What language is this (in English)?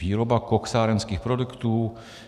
Czech